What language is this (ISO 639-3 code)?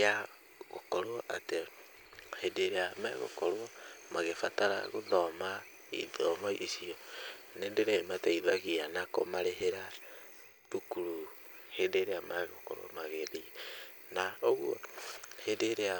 kik